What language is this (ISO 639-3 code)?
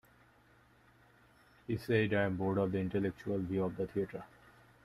eng